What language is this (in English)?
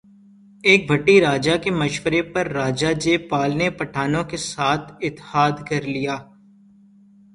Urdu